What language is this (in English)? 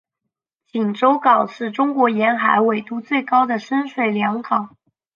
Chinese